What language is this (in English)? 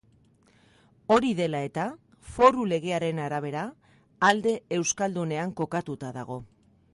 Basque